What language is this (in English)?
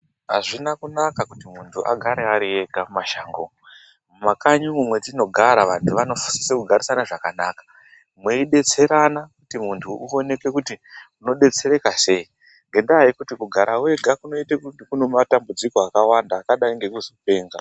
Ndau